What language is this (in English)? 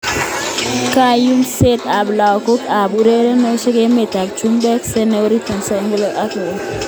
Kalenjin